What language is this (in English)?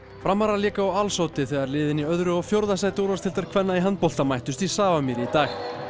Icelandic